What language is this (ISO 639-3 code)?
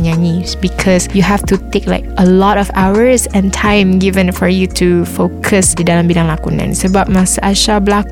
msa